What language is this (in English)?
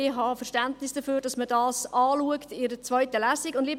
Swiss German